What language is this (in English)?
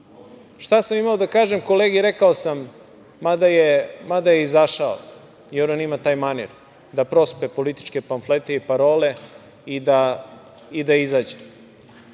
Serbian